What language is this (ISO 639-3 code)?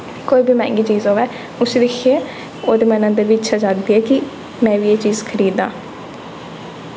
doi